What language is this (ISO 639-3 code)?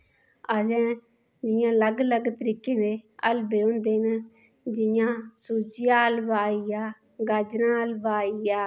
doi